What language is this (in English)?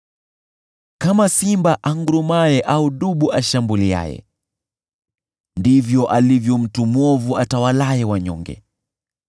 Swahili